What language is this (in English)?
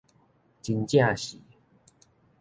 Min Nan Chinese